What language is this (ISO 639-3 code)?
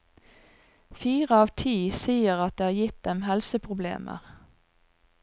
nor